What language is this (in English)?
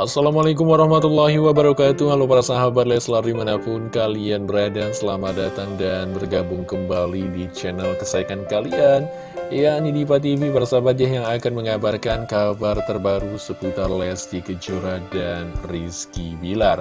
Indonesian